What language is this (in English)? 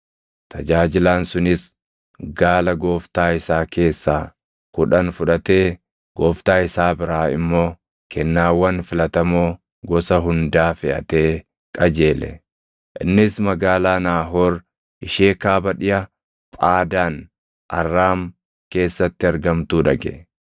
Oromo